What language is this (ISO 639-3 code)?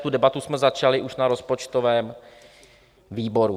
ces